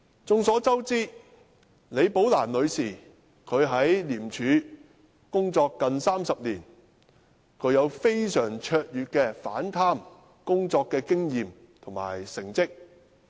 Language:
Cantonese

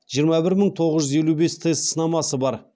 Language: Kazakh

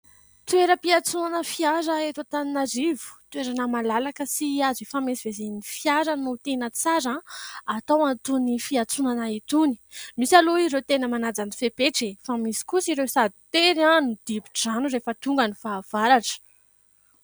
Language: Malagasy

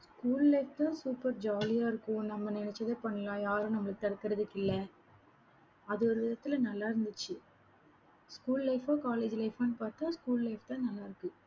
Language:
Tamil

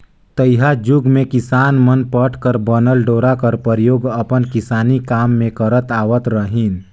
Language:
Chhattisgarhi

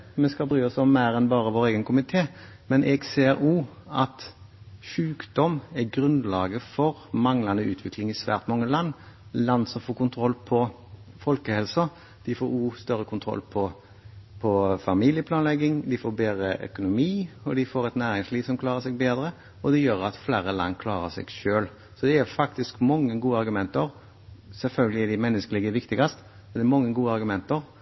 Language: Norwegian Bokmål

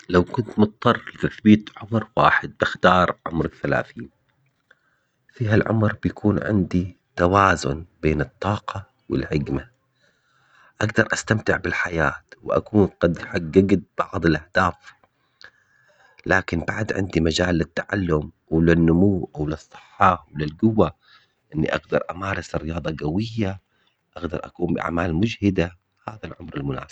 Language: Omani Arabic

